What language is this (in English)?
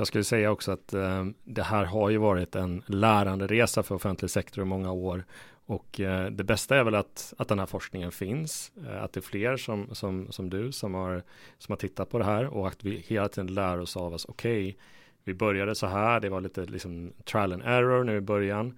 Swedish